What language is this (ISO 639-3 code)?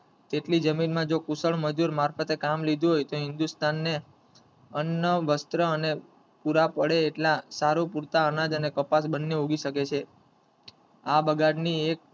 guj